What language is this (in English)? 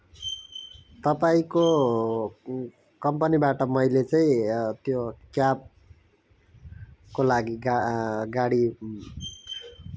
Nepali